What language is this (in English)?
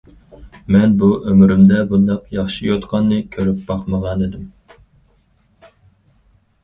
Uyghur